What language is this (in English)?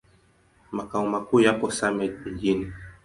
Swahili